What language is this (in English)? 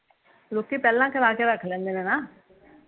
Punjabi